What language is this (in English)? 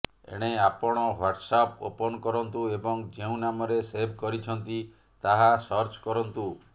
Odia